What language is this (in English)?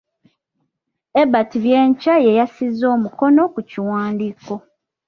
Ganda